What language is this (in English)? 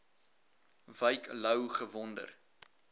Afrikaans